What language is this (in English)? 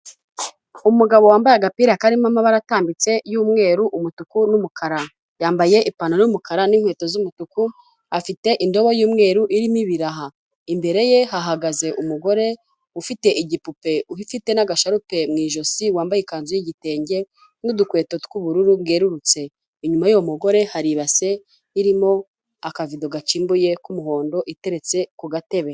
Kinyarwanda